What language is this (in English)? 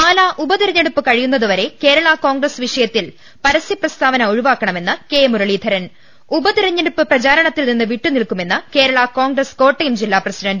Malayalam